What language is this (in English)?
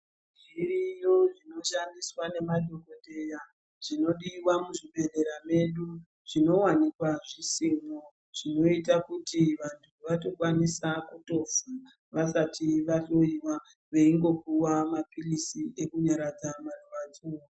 Ndau